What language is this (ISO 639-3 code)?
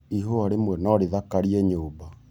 kik